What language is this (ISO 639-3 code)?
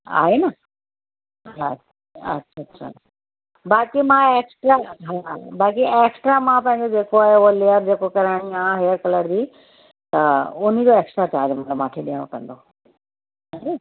snd